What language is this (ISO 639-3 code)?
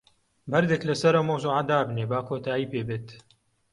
ckb